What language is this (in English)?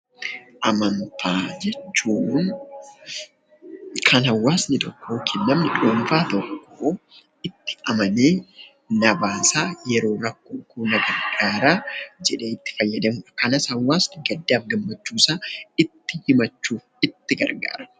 Oromo